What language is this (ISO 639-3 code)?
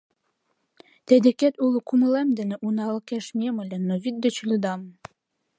chm